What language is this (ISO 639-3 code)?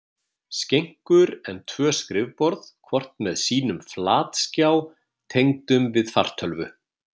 isl